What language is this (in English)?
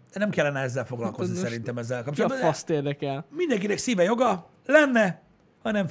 Hungarian